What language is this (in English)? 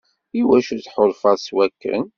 Kabyle